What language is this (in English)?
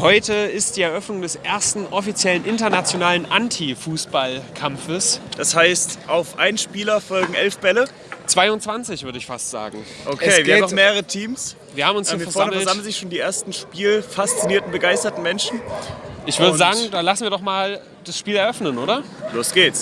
German